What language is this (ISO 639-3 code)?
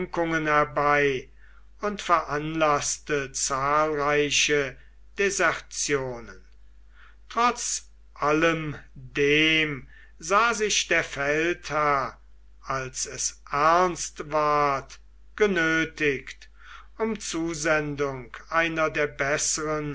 deu